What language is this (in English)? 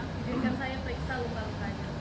Indonesian